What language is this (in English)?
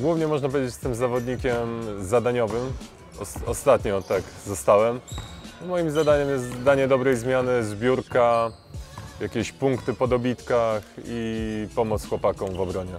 Polish